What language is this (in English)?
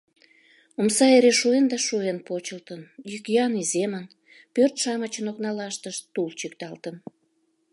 Mari